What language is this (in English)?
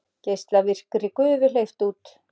Icelandic